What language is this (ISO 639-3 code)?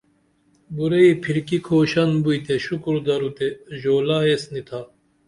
dml